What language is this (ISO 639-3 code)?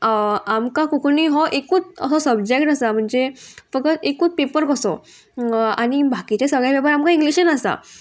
kok